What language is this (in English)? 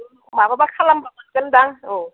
Bodo